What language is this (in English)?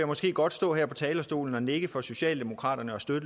Danish